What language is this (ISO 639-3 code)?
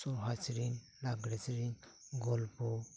sat